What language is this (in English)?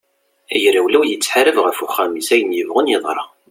Kabyle